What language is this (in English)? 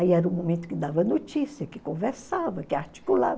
Portuguese